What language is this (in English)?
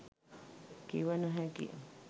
Sinhala